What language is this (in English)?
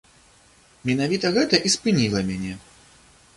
Belarusian